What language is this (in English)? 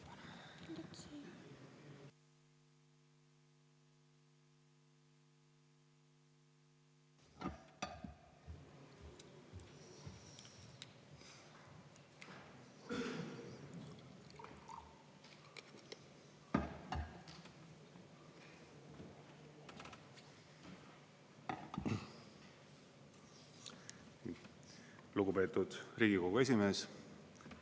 Estonian